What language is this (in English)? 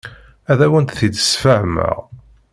Kabyle